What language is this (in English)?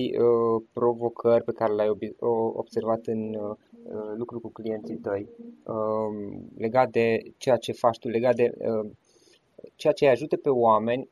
Romanian